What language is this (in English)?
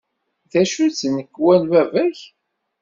Kabyle